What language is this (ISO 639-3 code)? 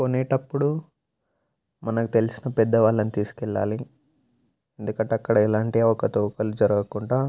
tel